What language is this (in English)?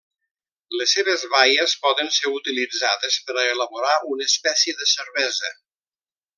Catalan